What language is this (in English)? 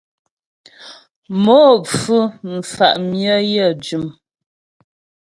Ghomala